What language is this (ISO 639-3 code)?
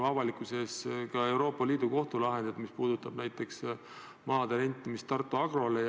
est